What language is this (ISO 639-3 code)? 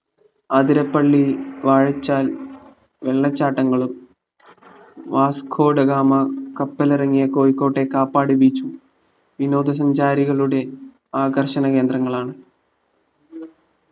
mal